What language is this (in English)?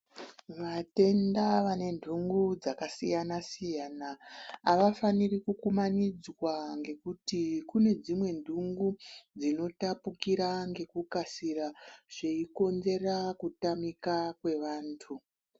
Ndau